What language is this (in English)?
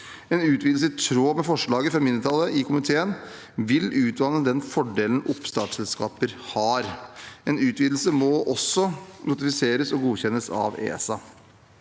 Norwegian